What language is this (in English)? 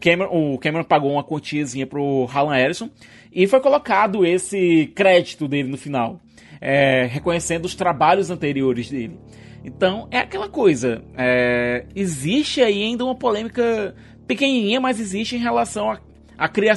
Portuguese